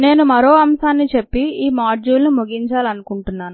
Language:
Telugu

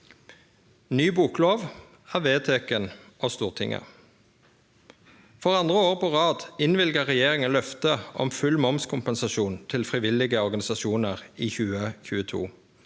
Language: Norwegian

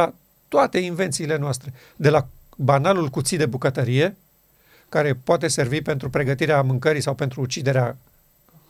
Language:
Romanian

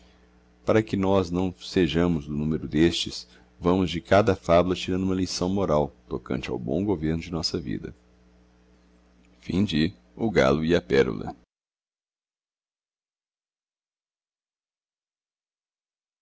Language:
Portuguese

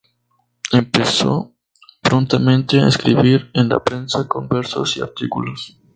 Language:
Spanish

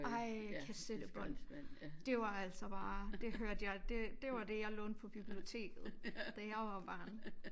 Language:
Danish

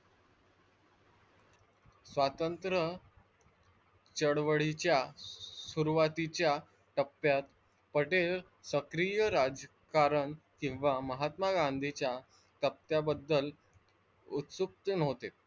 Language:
Marathi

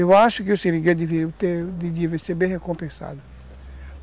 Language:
Portuguese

